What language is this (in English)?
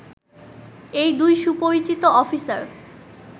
Bangla